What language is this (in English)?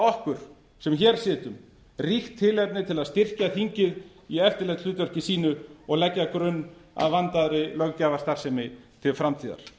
Icelandic